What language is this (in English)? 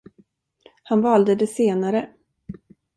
Swedish